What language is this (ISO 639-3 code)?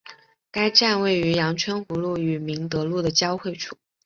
zho